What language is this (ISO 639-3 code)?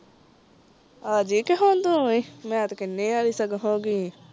pan